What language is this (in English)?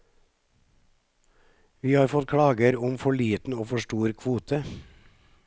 Norwegian